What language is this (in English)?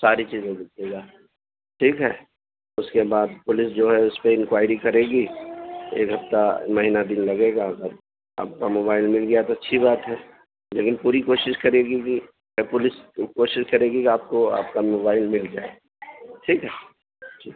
Urdu